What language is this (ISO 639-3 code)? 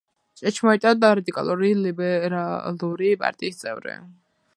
kat